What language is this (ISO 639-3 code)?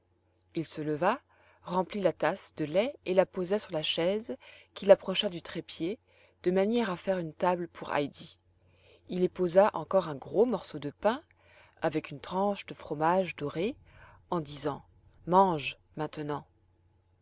fra